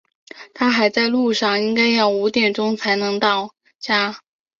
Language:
Chinese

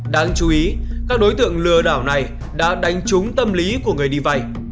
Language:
Vietnamese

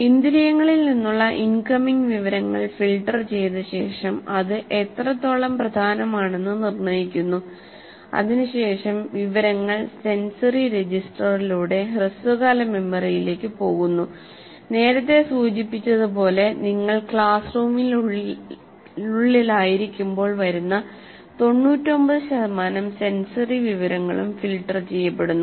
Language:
Malayalam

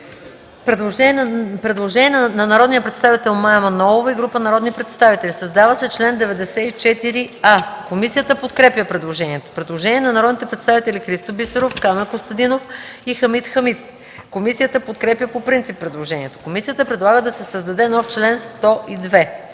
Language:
Bulgarian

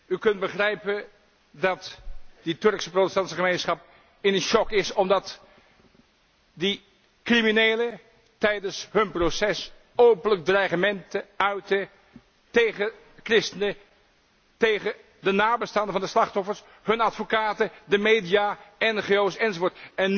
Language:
Dutch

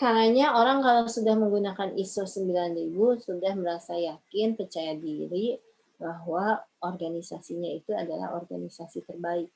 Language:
Indonesian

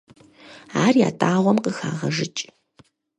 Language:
Kabardian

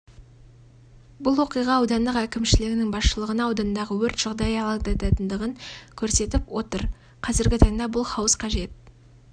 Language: Kazakh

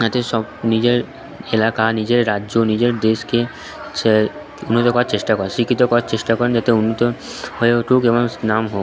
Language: Bangla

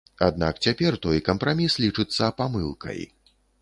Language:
Belarusian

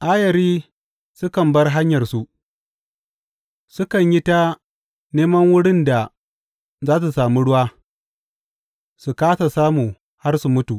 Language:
Hausa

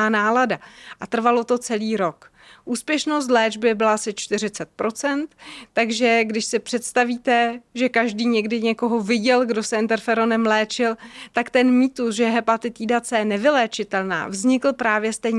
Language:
Czech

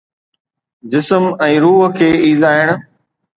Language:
Sindhi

